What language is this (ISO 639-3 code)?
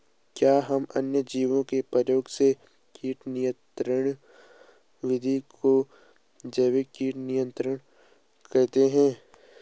hin